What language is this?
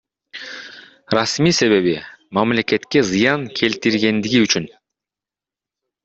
Kyrgyz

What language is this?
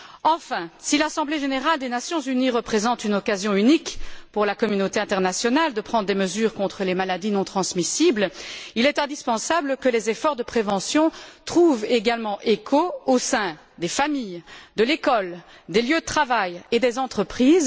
French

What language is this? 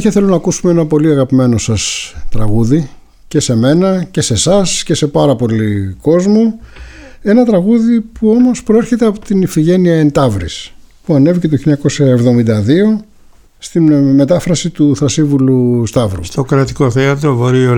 Greek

